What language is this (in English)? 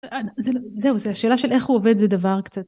Hebrew